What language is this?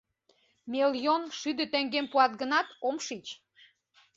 Mari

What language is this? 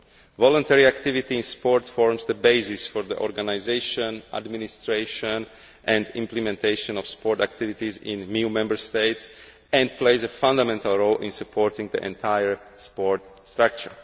English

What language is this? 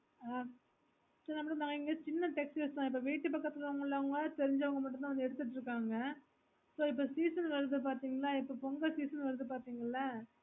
Tamil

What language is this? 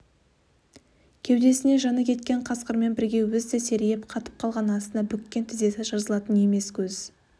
Kazakh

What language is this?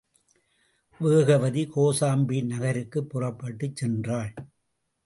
Tamil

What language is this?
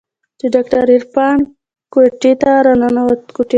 Pashto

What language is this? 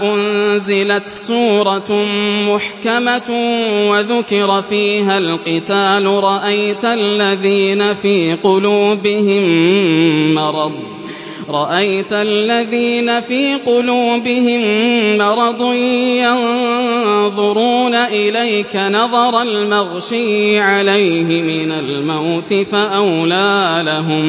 Arabic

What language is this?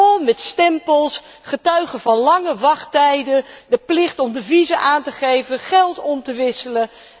Dutch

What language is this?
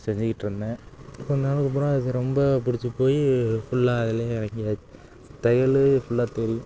Tamil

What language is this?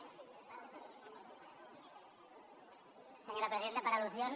Catalan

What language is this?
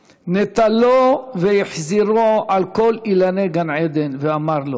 Hebrew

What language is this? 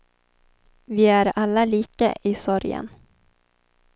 Swedish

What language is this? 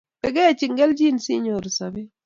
Kalenjin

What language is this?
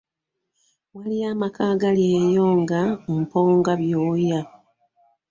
Ganda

